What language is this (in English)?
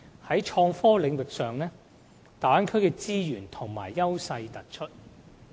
Cantonese